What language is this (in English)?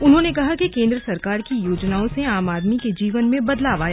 Hindi